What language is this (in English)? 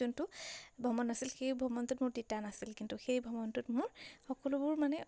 Assamese